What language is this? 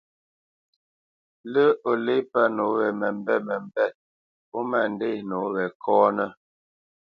Bamenyam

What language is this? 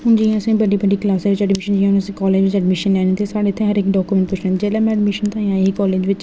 Dogri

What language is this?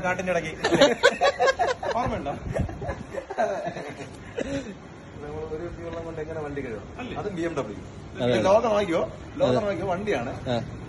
Turkish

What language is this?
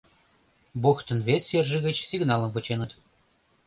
Mari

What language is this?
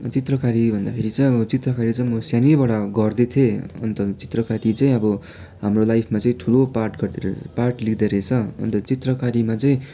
Nepali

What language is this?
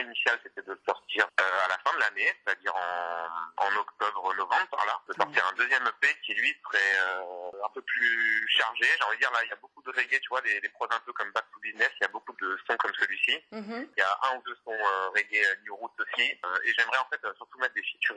French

